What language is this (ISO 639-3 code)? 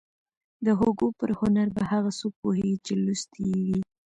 pus